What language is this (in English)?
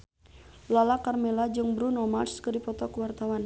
Sundanese